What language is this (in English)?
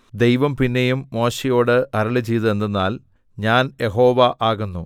Malayalam